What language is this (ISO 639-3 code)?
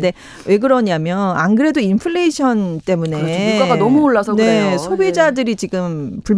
kor